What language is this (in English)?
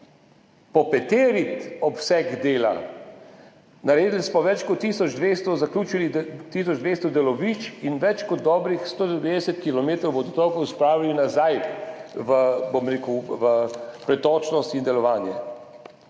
Slovenian